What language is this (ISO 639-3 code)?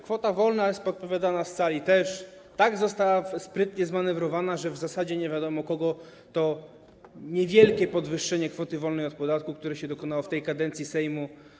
pol